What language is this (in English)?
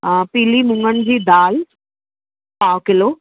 Sindhi